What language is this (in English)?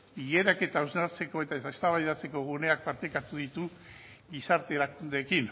Basque